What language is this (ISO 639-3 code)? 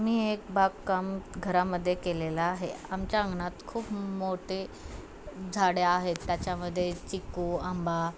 mar